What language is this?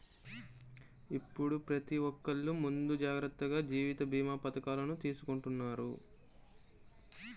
Telugu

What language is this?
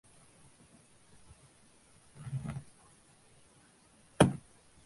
Tamil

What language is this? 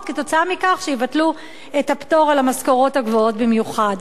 Hebrew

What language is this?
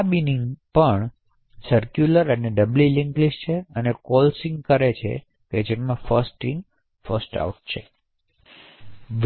Gujarati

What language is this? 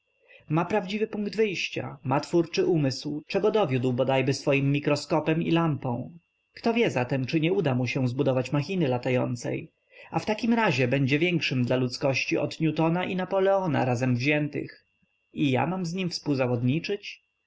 Polish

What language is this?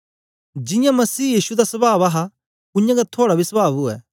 Dogri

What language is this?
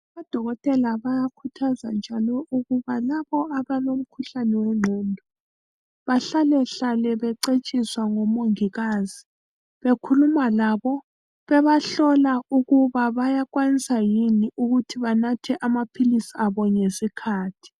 North Ndebele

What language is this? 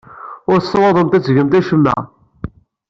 Kabyle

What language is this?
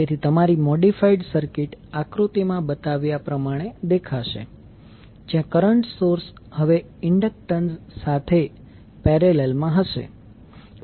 Gujarati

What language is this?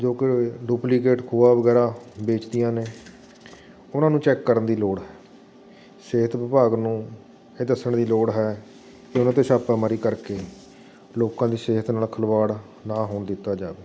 Punjabi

